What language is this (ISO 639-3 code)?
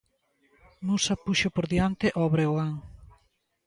glg